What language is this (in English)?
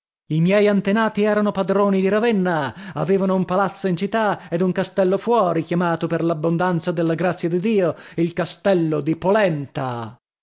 Italian